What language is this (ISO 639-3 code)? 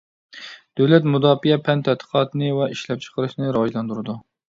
uig